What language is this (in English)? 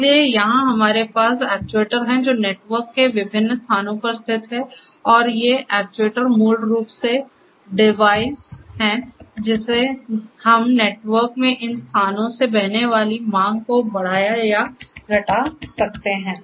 Hindi